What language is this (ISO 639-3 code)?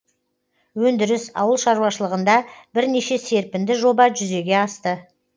kaz